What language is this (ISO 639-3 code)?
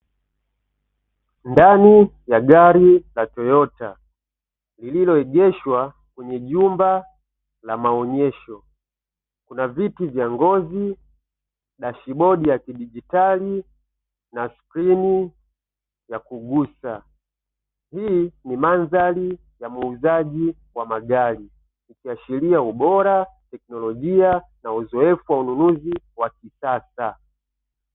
swa